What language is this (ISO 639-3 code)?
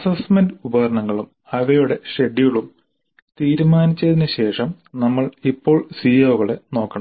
mal